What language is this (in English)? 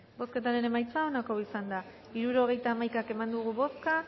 Basque